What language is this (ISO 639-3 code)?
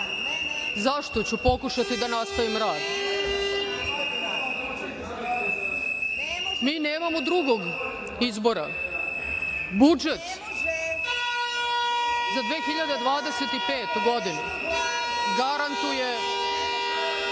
srp